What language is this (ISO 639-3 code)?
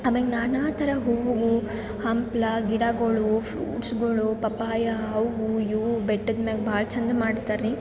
kan